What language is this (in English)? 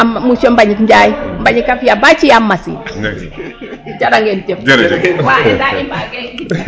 Serer